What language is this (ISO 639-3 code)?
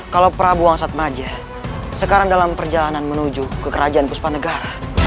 ind